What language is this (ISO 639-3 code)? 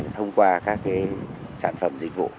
vie